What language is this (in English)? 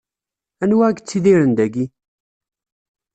Kabyle